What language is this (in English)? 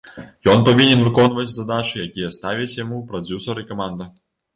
Belarusian